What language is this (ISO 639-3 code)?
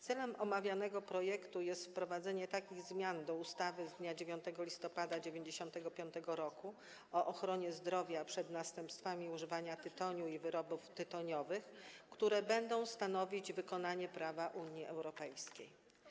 pol